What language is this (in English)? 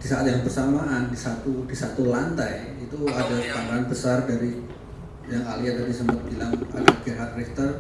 Indonesian